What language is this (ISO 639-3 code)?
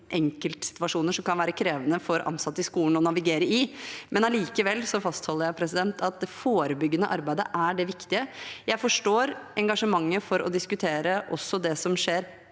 nor